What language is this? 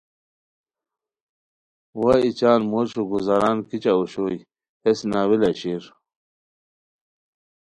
Khowar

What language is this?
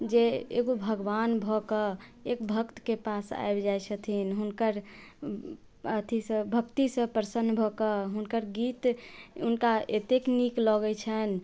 Maithili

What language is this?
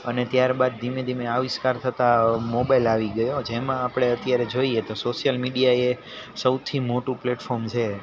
Gujarati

